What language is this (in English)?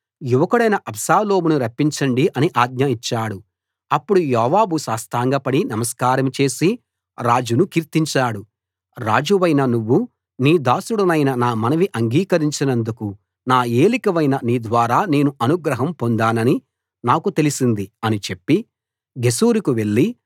Telugu